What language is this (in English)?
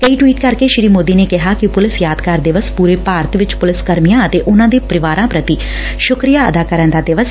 Punjabi